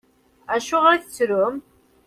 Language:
Kabyle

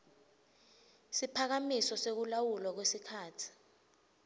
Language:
Swati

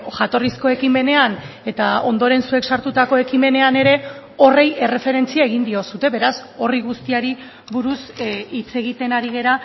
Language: Basque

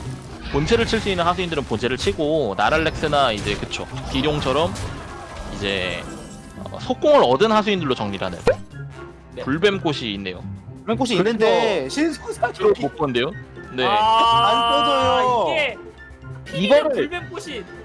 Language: Korean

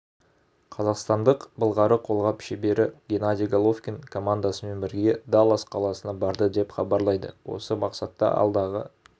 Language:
Kazakh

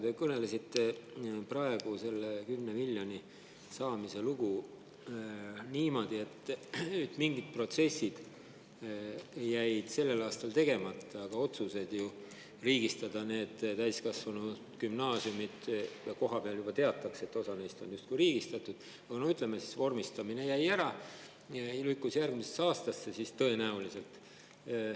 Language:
Estonian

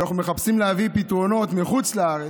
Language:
Hebrew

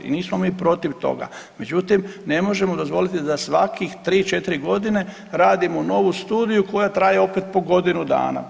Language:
Croatian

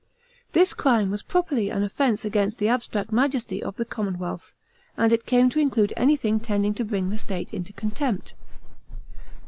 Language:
English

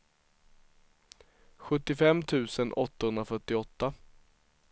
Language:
Swedish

